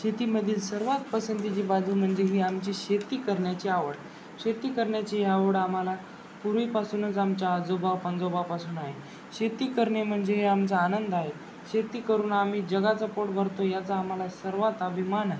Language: Marathi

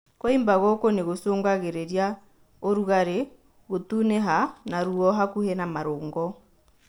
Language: Kikuyu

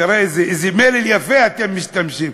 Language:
Hebrew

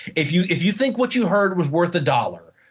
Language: English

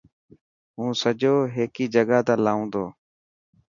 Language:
Dhatki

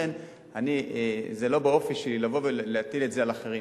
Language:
Hebrew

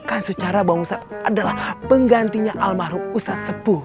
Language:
Indonesian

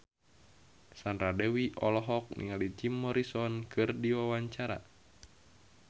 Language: Sundanese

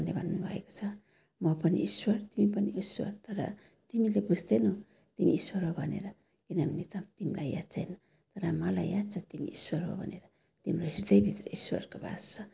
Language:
Nepali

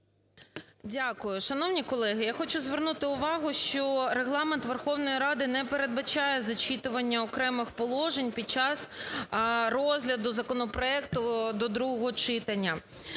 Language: Ukrainian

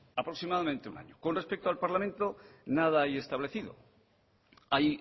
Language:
Spanish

